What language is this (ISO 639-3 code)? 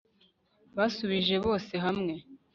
kin